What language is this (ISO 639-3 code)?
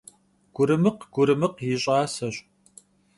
kbd